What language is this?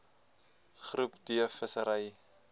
Afrikaans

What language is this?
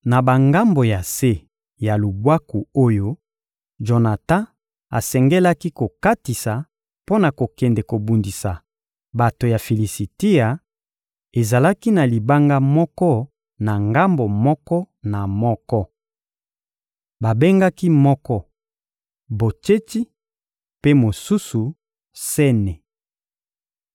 Lingala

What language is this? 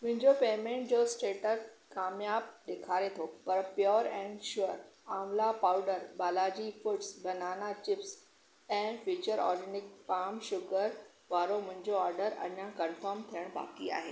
Sindhi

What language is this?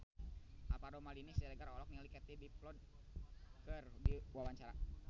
Sundanese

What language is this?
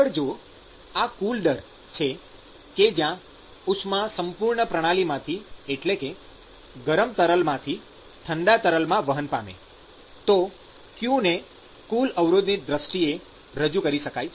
Gujarati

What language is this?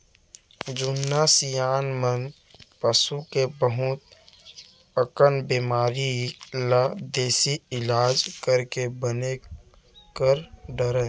Chhattisgarhi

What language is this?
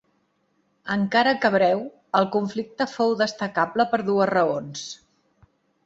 Catalan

